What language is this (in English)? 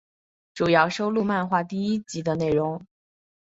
Chinese